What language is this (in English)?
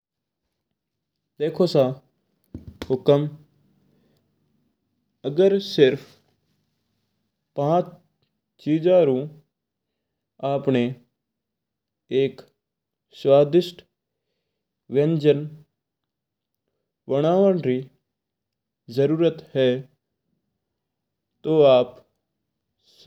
Mewari